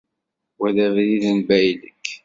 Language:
Kabyle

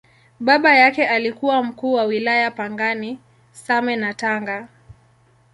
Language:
Swahili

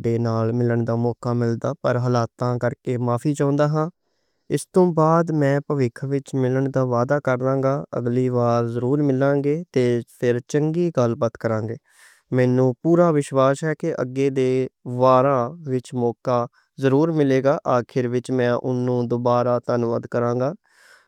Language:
Western Panjabi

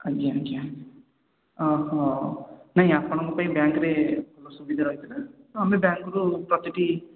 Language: Odia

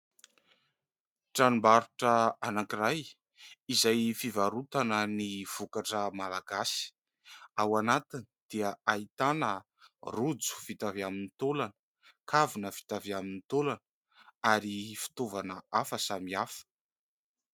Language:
Malagasy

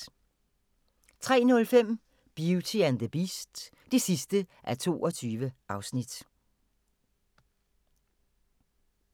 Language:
Danish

